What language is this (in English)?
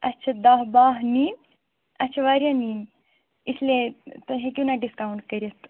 Kashmiri